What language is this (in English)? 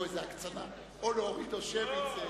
Hebrew